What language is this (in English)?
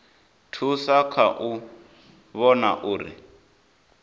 Venda